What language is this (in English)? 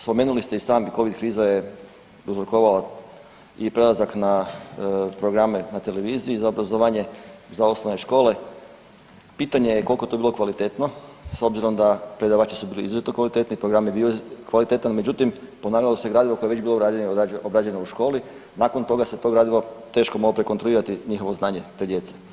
Croatian